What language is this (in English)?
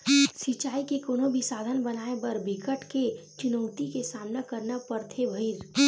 Chhattisgarhi